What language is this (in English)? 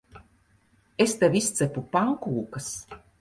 Latvian